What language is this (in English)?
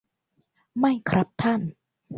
Thai